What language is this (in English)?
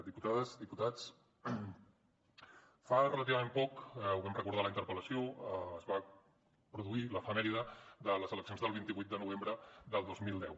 Catalan